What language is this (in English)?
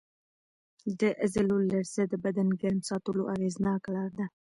Pashto